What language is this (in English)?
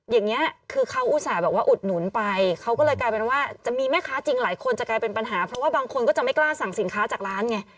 Thai